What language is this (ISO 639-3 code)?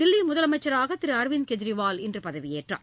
tam